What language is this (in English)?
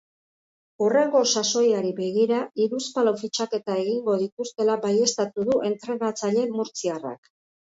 Basque